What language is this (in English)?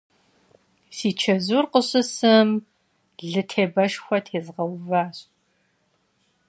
Kabardian